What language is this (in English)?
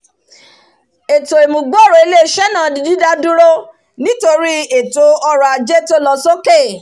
Yoruba